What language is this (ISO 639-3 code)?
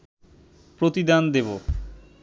ben